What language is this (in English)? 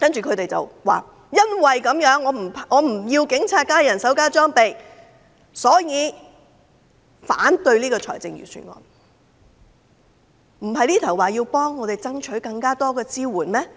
Cantonese